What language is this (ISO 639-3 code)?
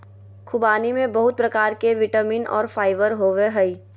mag